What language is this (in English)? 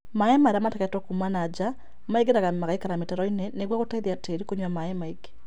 Kikuyu